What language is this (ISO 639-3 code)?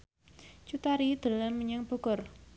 jav